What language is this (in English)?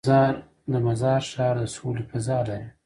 Pashto